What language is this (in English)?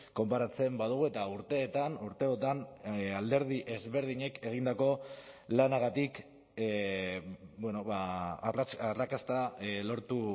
Basque